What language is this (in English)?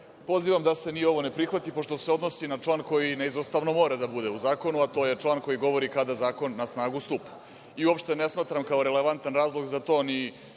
Serbian